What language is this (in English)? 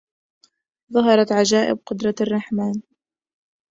Arabic